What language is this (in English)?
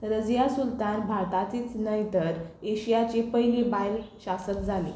Konkani